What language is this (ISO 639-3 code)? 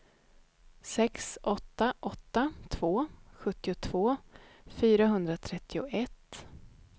swe